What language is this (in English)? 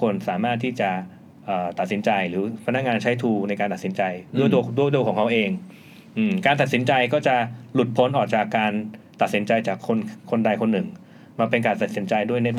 Thai